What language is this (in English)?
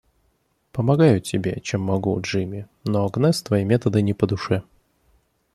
Russian